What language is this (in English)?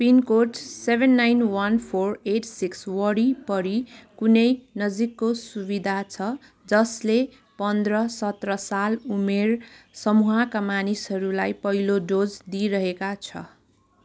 Nepali